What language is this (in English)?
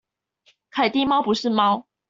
Chinese